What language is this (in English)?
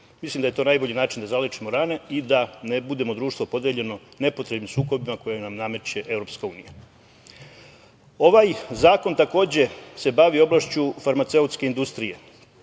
Serbian